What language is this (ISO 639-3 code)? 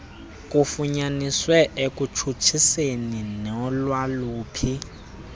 xho